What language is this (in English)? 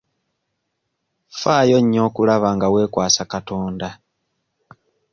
Ganda